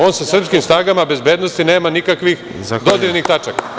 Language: Serbian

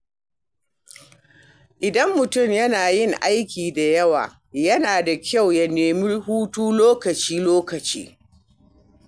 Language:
Hausa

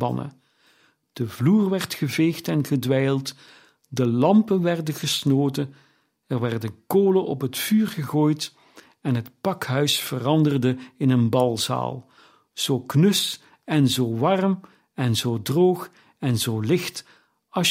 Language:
Dutch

